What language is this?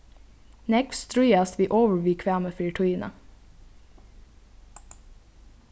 Faroese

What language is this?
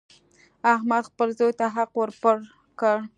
Pashto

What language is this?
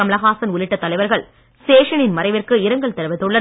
Tamil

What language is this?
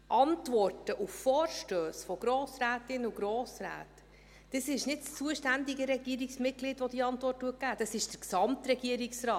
Swiss German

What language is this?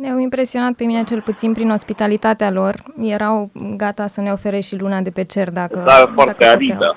Romanian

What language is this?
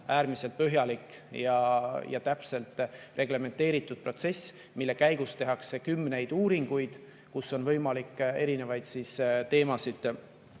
Estonian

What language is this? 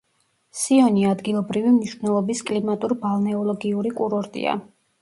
Georgian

